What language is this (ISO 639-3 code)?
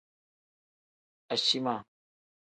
kdh